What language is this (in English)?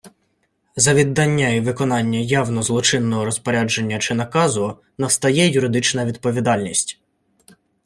Ukrainian